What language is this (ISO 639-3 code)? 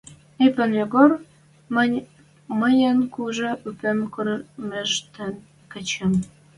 mrj